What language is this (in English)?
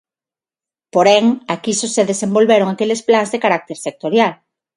Galician